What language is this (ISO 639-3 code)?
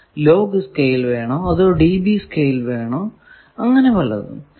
mal